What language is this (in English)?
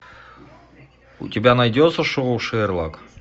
Russian